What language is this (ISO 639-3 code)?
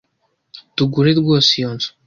kin